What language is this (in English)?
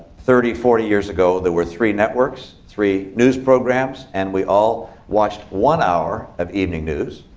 English